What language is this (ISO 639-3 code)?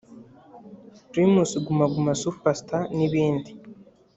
kin